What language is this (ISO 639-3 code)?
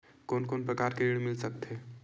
hne